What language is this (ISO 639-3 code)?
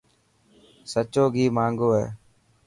mki